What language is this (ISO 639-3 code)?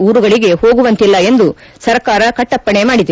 kan